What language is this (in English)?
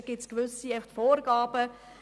Swiss German